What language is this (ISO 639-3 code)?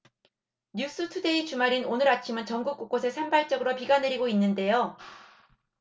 kor